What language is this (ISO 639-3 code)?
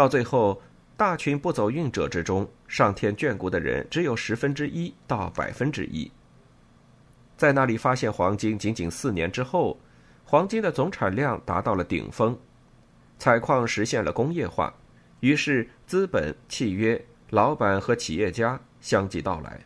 zho